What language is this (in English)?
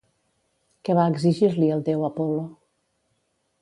Catalan